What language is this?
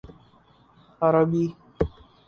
Urdu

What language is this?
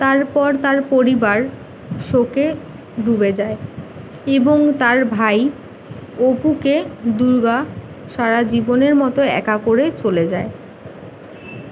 Bangla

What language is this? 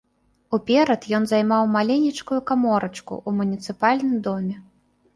Belarusian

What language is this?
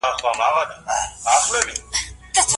Pashto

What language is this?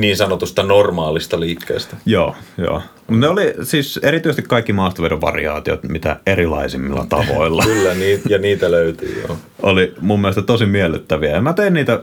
Finnish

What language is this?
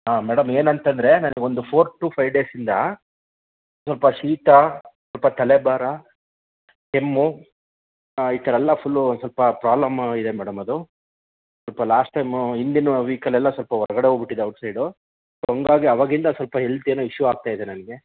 Kannada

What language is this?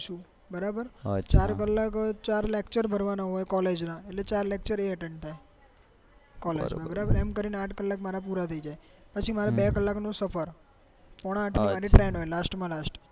Gujarati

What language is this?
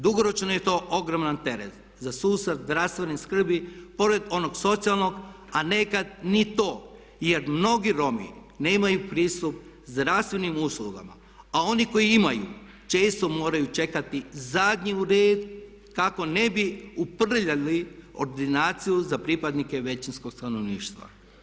Croatian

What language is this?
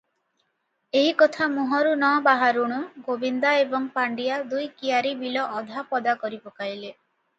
Odia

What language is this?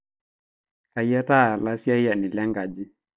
Masai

